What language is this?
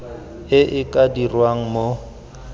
Tswana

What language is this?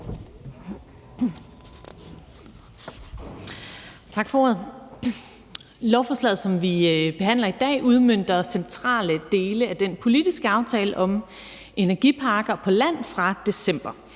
Danish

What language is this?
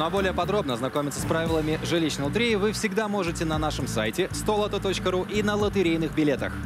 Russian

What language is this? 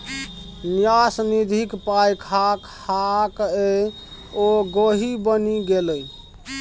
Maithili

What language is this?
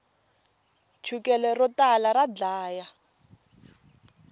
Tsonga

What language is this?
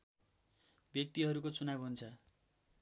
Nepali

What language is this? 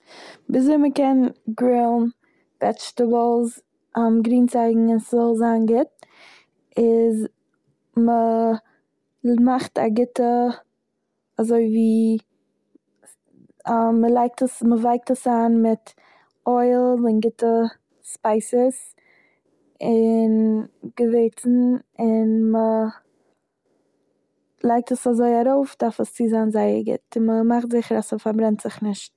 Yiddish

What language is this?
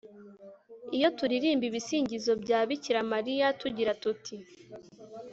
Kinyarwanda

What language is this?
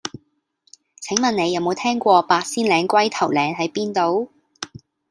Cantonese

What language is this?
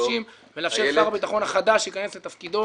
Hebrew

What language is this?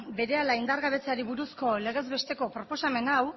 Basque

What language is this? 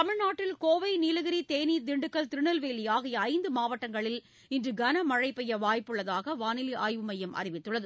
Tamil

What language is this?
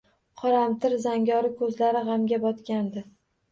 Uzbek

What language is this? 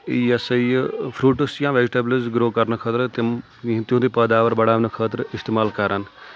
Kashmiri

